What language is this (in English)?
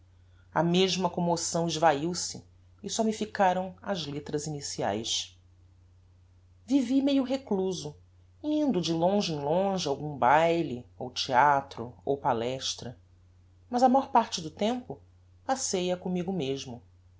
Portuguese